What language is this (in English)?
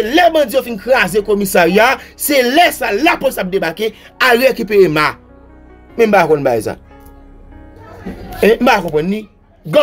French